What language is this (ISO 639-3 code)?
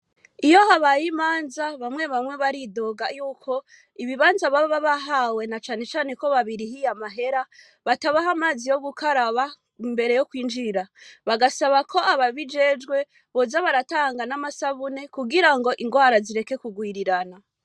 run